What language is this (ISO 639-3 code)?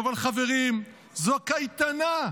heb